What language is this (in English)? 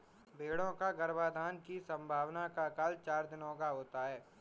Hindi